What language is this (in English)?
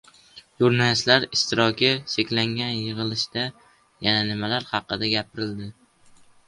Uzbek